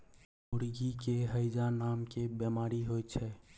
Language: Maithili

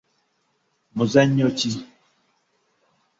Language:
Ganda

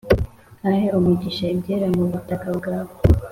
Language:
Kinyarwanda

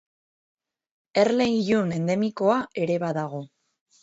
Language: Basque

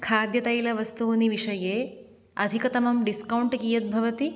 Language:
Sanskrit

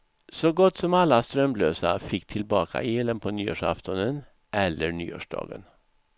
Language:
Swedish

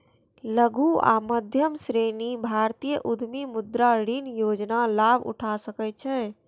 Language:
Maithili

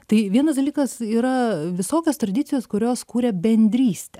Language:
Lithuanian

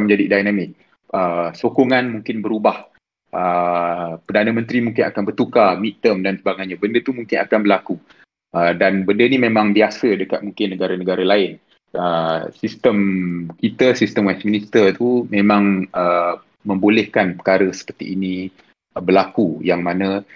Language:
Malay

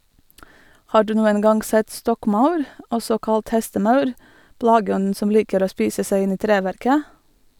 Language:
Norwegian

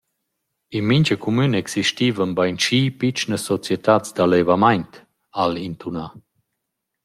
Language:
Romansh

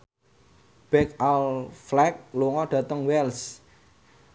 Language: Javanese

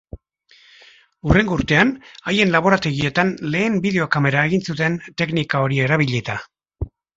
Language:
Basque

